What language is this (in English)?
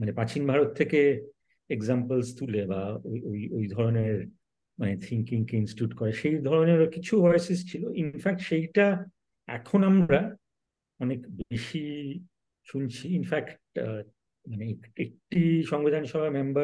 Bangla